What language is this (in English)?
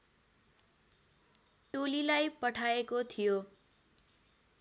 Nepali